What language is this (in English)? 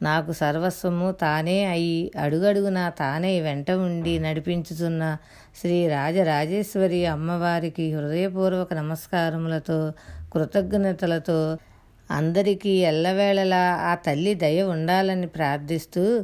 Telugu